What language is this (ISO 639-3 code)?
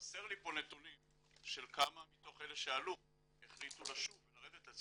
heb